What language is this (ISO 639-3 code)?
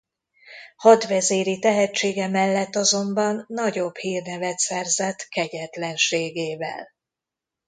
hun